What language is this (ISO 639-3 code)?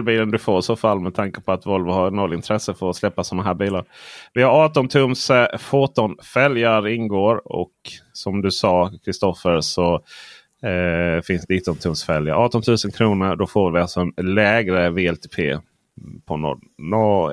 swe